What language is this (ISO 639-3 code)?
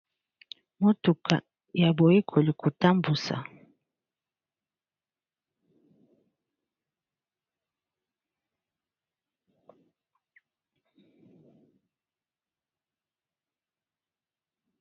lin